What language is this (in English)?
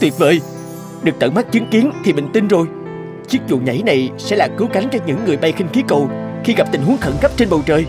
Vietnamese